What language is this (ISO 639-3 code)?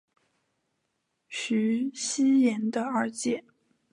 zho